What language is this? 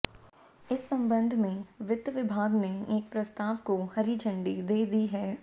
Hindi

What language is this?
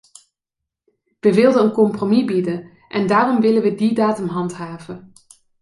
Dutch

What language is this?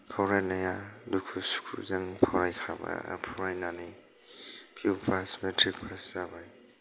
Bodo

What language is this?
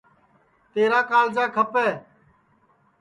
Sansi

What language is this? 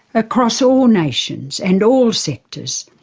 English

